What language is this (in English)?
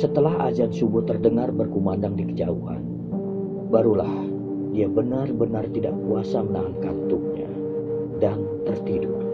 Indonesian